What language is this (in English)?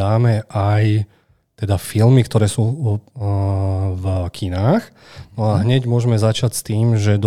Slovak